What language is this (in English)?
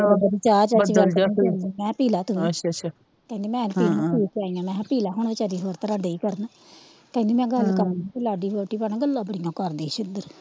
Punjabi